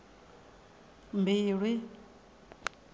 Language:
Venda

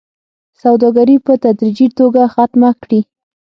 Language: Pashto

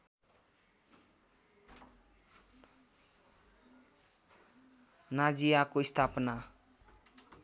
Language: Nepali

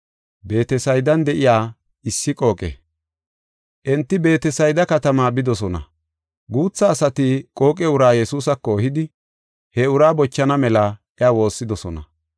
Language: Gofa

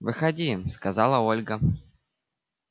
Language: Russian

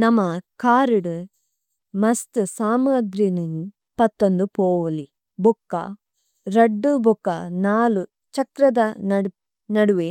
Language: Tulu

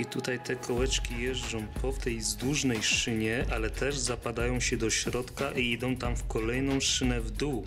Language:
Polish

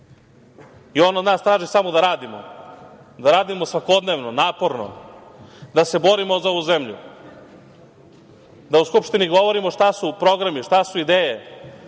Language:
Serbian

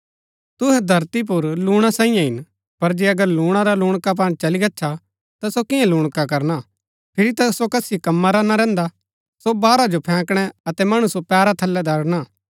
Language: Gaddi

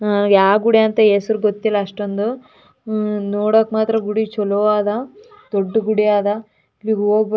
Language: Kannada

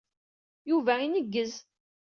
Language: Kabyle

